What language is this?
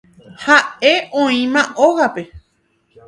Guarani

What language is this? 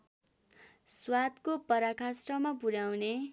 Nepali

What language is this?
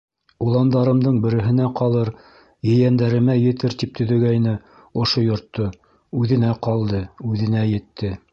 Bashkir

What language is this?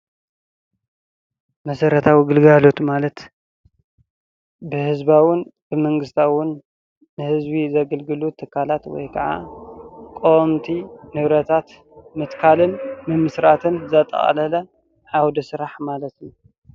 Tigrinya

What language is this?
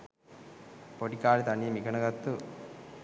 Sinhala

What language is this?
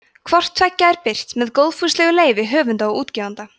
Icelandic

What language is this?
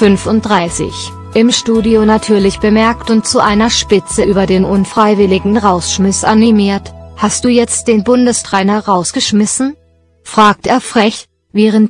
German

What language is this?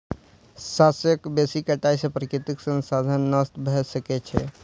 Maithili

